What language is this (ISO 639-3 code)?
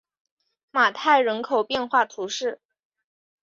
zho